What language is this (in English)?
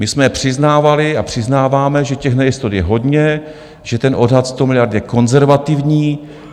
Czech